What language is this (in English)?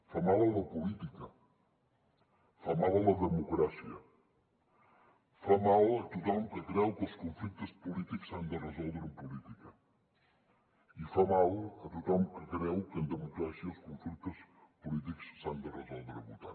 Catalan